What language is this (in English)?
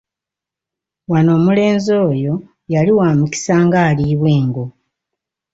Ganda